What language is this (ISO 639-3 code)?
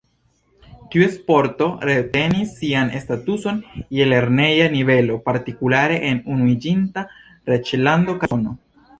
epo